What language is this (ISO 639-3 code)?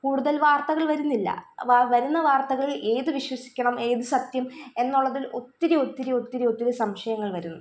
mal